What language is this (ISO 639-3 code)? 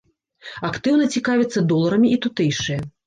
bel